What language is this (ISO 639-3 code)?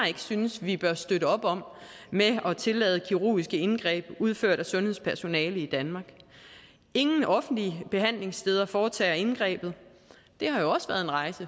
dan